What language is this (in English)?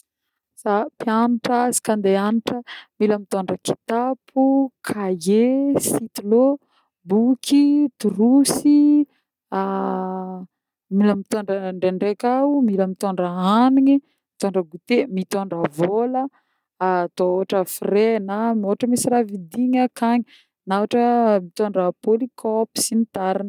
Northern Betsimisaraka Malagasy